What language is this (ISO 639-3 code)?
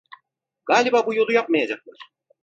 tur